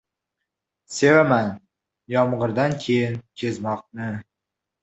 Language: Uzbek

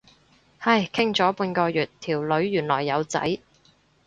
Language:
Cantonese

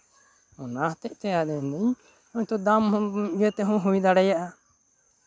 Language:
Santali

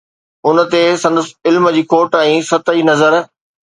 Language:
Sindhi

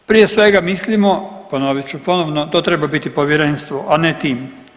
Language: Croatian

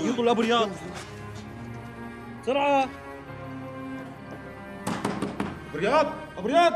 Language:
Arabic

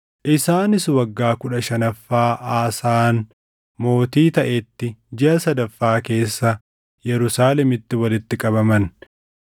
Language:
Oromo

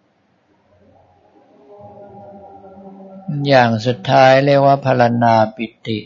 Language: Thai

